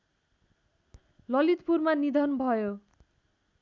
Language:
Nepali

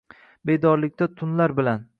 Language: Uzbek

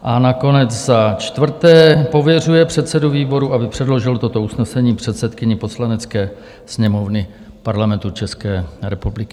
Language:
Czech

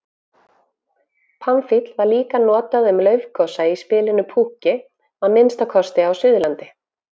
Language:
Icelandic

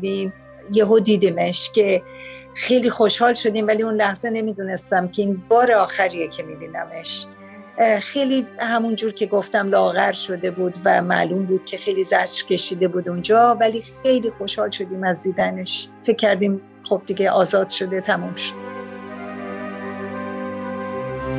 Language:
Persian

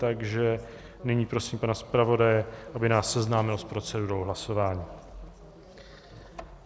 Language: Czech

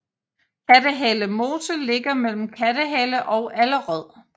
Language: Danish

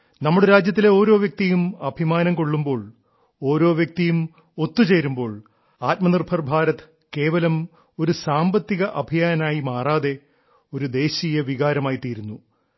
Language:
Malayalam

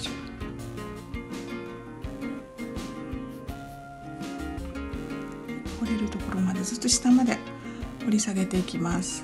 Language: Japanese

